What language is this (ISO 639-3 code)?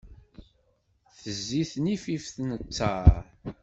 kab